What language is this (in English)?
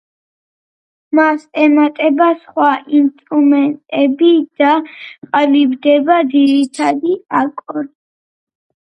Georgian